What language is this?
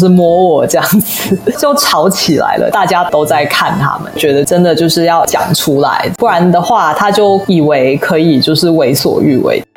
Chinese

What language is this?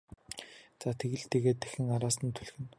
Mongolian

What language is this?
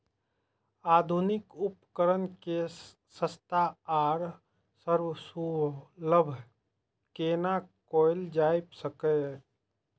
Maithili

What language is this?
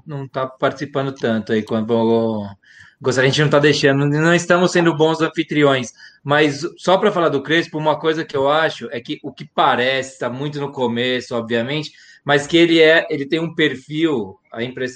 Portuguese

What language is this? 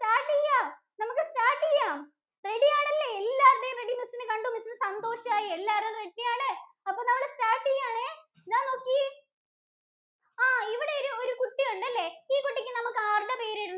Malayalam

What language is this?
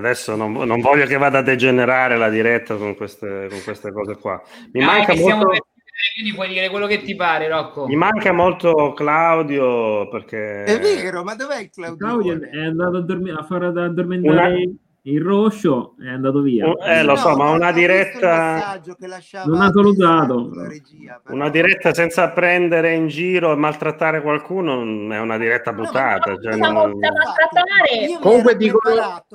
Italian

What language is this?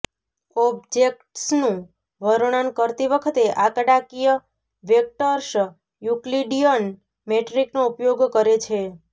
Gujarati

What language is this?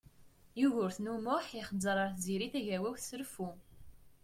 Kabyle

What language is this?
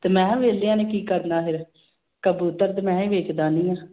Punjabi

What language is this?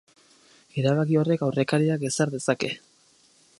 Basque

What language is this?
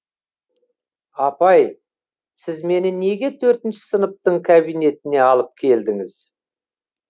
Kazakh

